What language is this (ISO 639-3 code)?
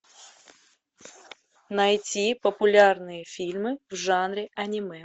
rus